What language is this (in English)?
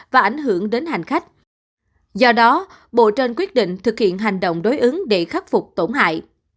Vietnamese